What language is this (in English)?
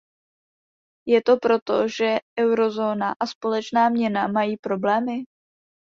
Czech